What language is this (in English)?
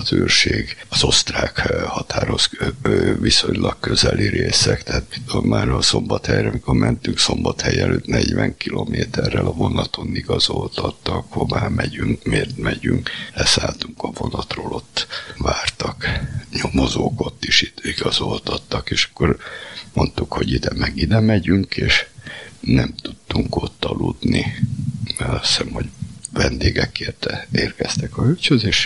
Hungarian